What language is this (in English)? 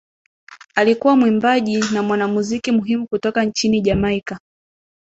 Swahili